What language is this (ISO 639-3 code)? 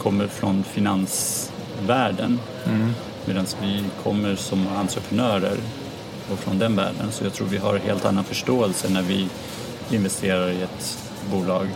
swe